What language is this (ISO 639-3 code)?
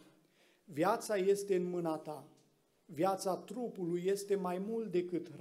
ron